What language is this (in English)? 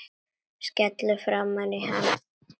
Icelandic